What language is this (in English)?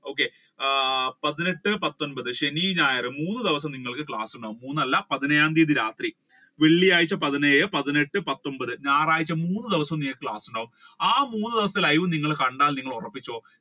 Malayalam